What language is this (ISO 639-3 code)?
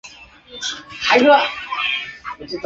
zho